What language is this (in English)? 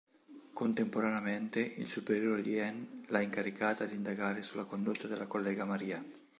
Italian